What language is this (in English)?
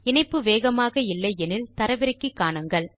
Tamil